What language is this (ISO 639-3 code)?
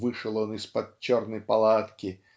rus